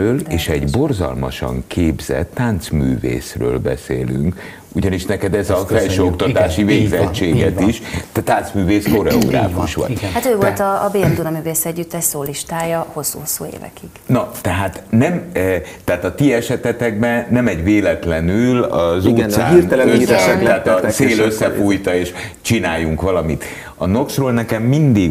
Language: Hungarian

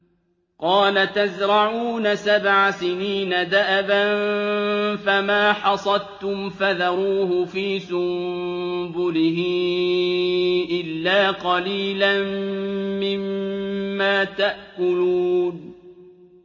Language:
Arabic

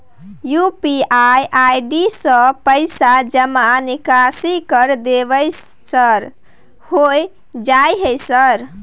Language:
Maithili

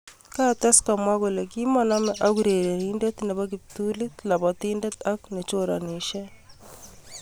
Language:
Kalenjin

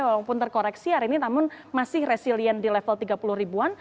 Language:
Indonesian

